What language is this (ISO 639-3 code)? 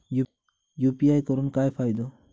mar